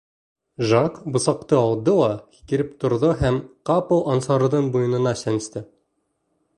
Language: Bashkir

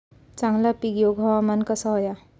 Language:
Marathi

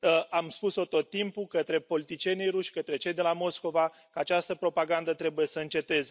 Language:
Romanian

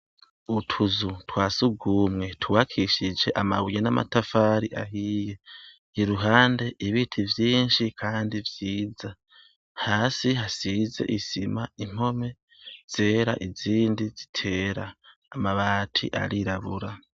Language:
Rundi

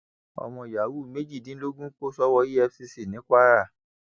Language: Yoruba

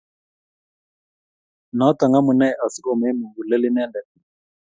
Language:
Kalenjin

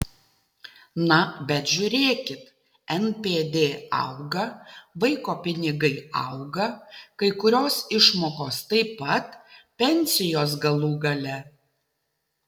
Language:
Lithuanian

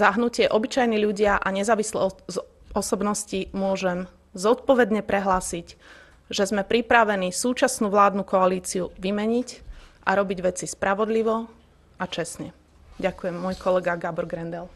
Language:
Slovak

